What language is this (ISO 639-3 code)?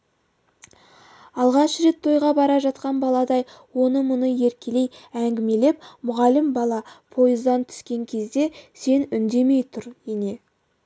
kaz